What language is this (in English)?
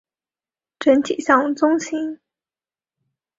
Chinese